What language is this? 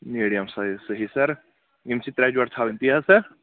Kashmiri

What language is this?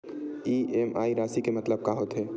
Chhattisgarhi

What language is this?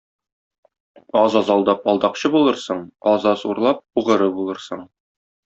Tatar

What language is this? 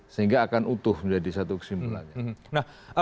Indonesian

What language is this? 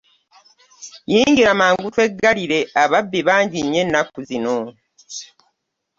Ganda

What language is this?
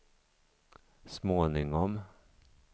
Swedish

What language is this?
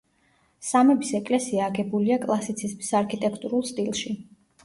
Georgian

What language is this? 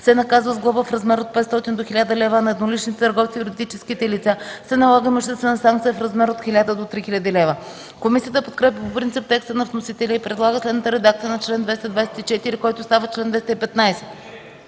Bulgarian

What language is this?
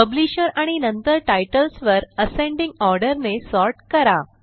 Marathi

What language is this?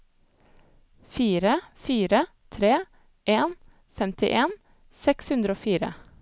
Norwegian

